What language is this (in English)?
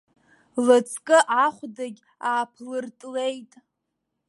Abkhazian